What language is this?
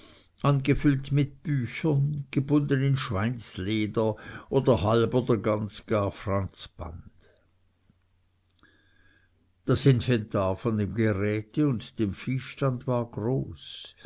German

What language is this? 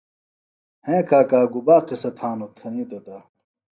Phalura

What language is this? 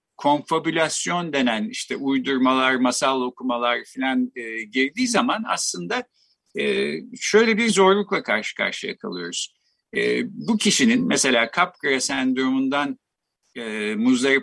Turkish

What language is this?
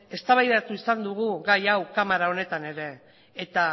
Basque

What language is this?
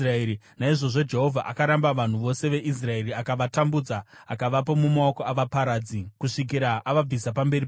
Shona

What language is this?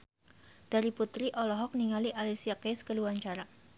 Sundanese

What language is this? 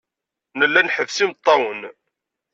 Kabyle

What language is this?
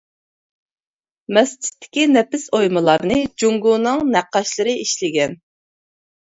Uyghur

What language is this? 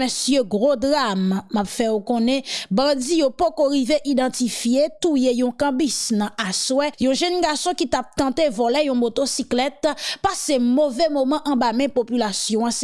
French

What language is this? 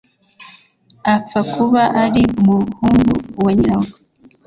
Kinyarwanda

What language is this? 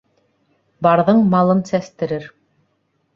Bashkir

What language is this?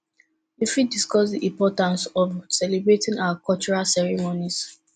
Nigerian Pidgin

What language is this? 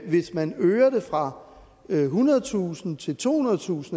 Danish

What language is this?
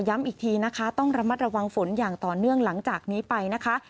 Thai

